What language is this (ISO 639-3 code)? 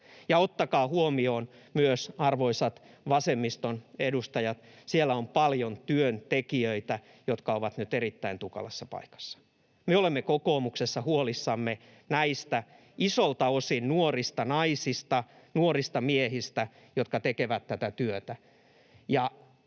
fin